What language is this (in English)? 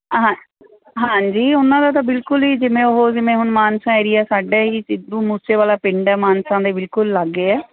Punjabi